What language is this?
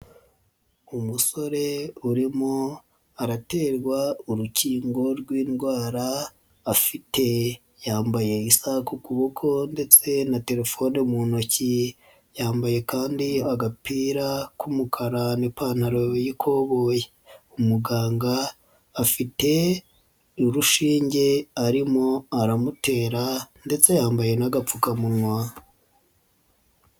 Kinyarwanda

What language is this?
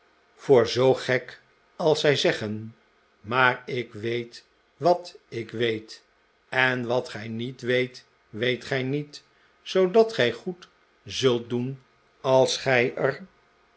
Dutch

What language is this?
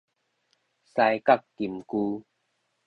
Min Nan Chinese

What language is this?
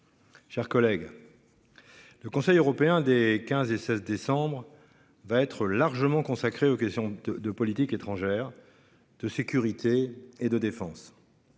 French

